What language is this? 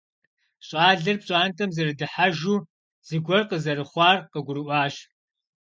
Kabardian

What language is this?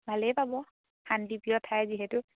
Assamese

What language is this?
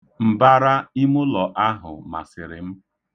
Igbo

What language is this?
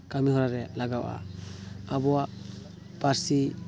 Santali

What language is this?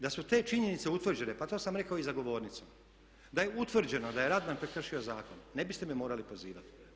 Croatian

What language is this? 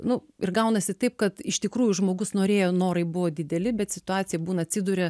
Lithuanian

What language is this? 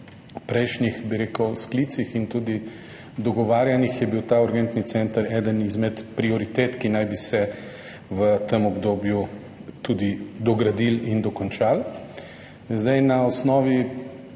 Slovenian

